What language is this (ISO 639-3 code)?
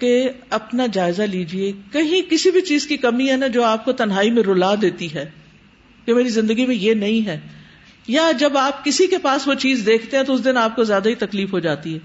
urd